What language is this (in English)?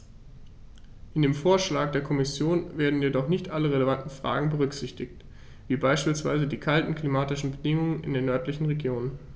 German